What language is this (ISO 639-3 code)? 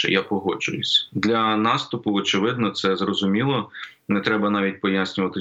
ukr